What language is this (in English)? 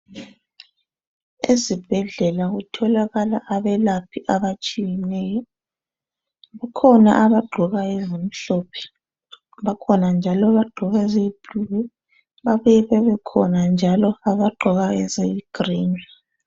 North Ndebele